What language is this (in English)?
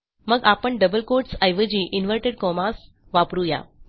Marathi